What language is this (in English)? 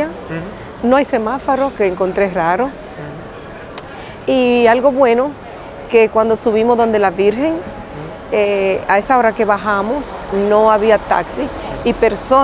Spanish